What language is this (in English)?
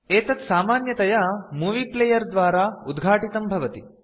Sanskrit